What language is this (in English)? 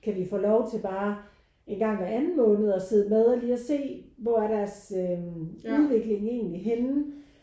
Danish